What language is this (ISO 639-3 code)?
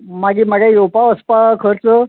kok